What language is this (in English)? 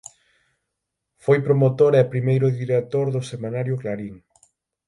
Galician